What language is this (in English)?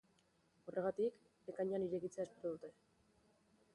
Basque